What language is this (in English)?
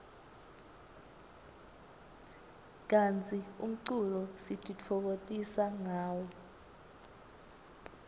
Swati